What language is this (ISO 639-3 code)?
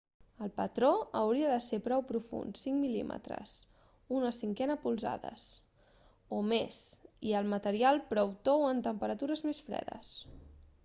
cat